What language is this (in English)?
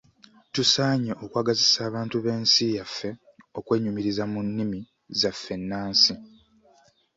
Ganda